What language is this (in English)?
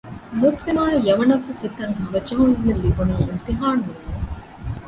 Divehi